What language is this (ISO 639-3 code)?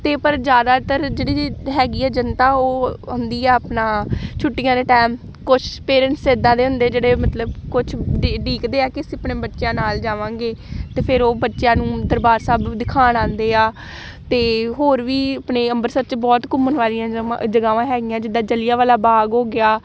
pan